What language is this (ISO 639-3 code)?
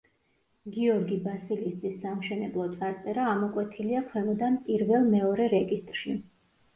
kat